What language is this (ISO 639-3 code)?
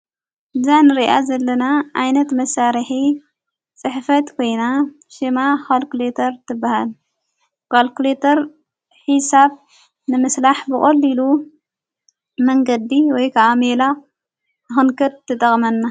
tir